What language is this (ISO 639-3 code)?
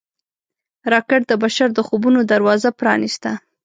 pus